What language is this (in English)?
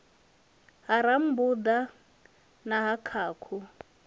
Venda